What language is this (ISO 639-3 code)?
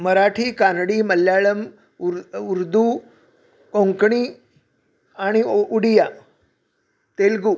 mar